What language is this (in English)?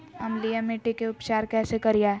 Magahi